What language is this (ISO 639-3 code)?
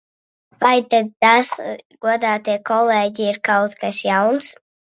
lav